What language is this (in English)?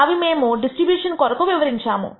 Telugu